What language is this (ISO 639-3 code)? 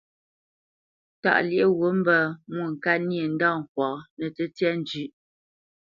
bce